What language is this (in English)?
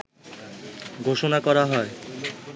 Bangla